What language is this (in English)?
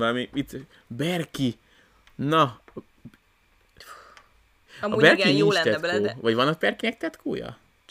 Hungarian